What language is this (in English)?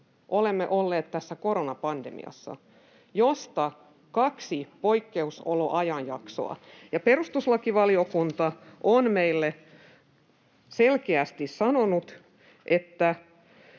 Finnish